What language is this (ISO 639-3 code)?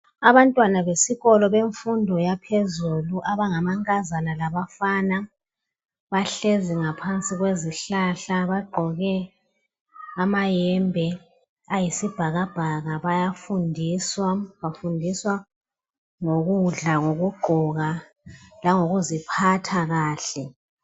nde